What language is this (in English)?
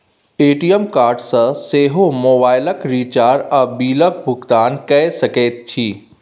Maithili